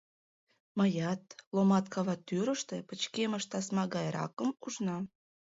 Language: Mari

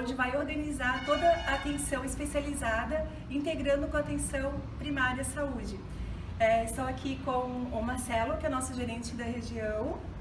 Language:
Portuguese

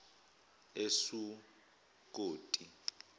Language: Zulu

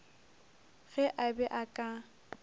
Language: Northern Sotho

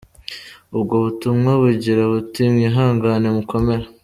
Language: Kinyarwanda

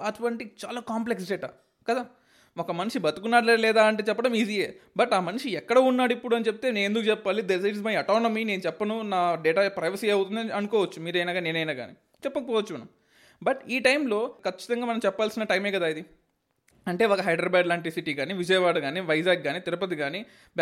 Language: Telugu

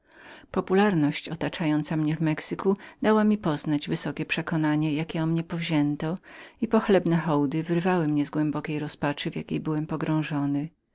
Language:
Polish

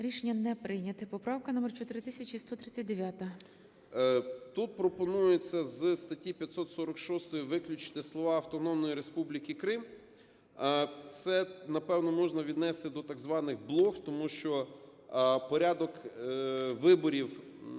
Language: Ukrainian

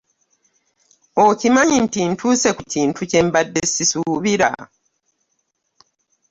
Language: Ganda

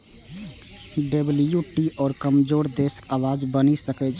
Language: Maithili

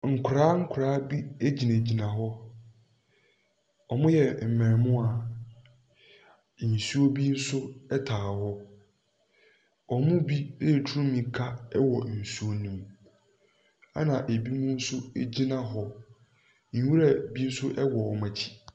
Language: Akan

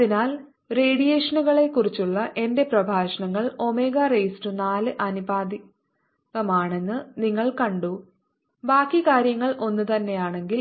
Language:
Malayalam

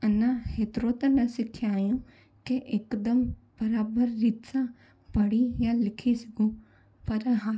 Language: Sindhi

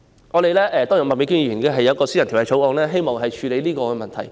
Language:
Cantonese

